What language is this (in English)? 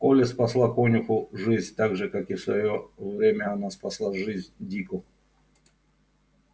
Russian